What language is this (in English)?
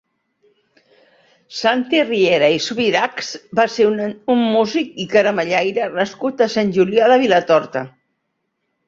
Catalan